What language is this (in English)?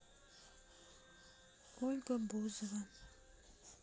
Russian